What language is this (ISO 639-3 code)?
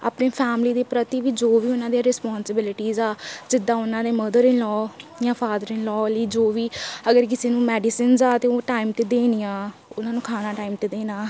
pan